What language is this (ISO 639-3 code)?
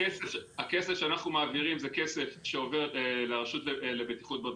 heb